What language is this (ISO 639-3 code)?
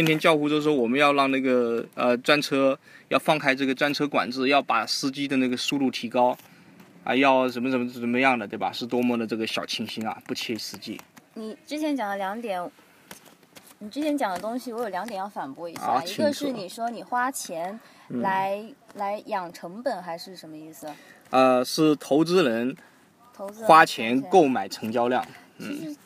zho